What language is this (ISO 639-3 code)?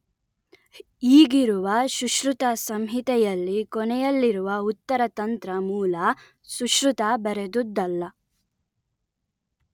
kan